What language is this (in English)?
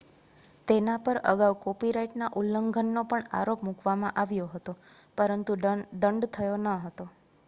Gujarati